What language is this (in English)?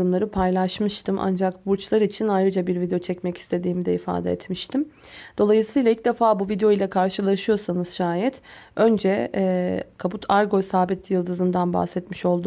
Turkish